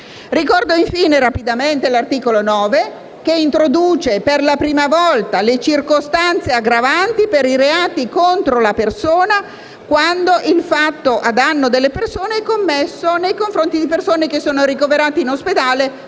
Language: Italian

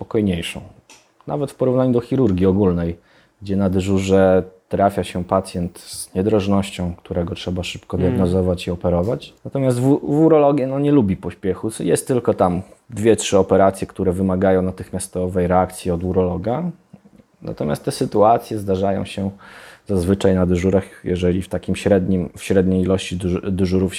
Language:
Polish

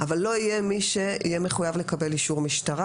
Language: Hebrew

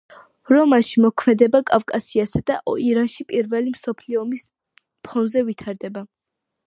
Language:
Georgian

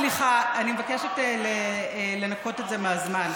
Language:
Hebrew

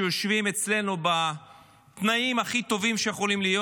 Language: Hebrew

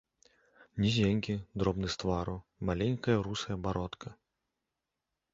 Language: Belarusian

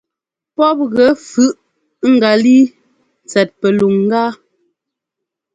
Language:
Ngomba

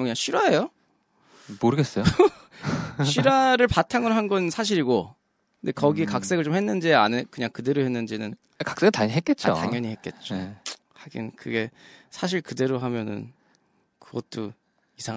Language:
Korean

